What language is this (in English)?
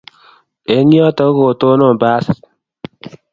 Kalenjin